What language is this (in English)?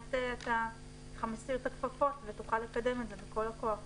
Hebrew